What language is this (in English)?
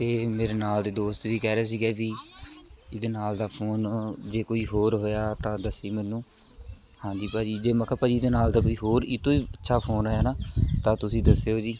Punjabi